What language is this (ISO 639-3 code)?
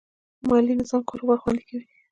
pus